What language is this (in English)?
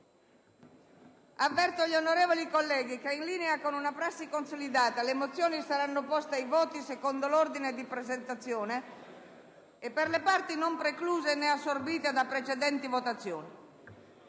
Italian